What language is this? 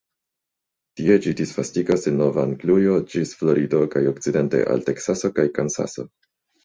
Esperanto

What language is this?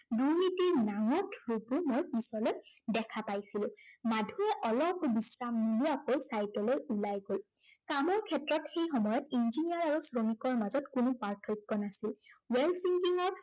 Assamese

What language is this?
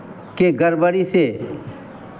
Hindi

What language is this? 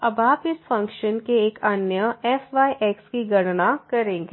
Hindi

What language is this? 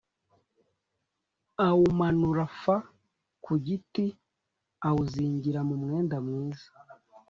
Kinyarwanda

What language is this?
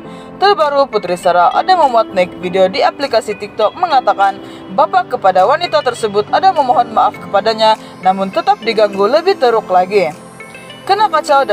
Indonesian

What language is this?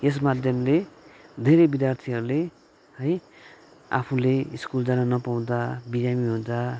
Nepali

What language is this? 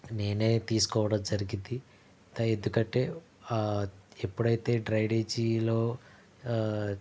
Telugu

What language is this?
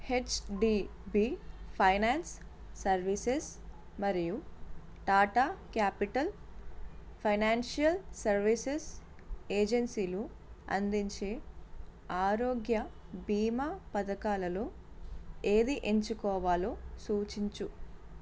Telugu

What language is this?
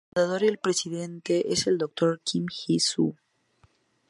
Spanish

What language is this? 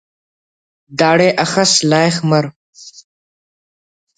Brahui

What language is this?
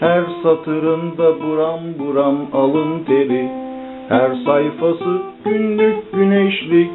Greek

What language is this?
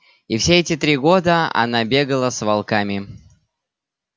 Russian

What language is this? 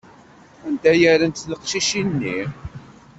Kabyle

